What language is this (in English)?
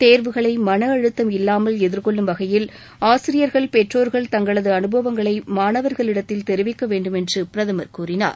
Tamil